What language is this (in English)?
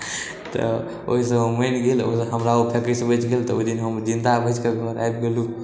Maithili